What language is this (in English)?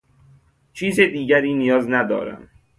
Persian